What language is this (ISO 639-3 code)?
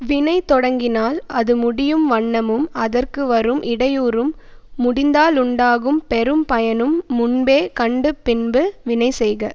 tam